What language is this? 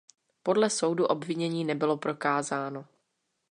Czech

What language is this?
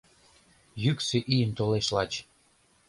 Mari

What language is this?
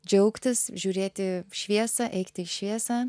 Lithuanian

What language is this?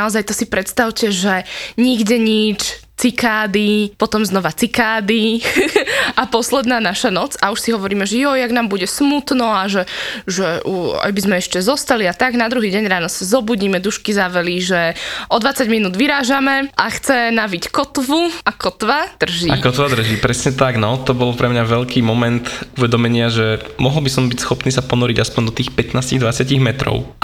Slovak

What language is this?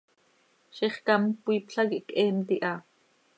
Seri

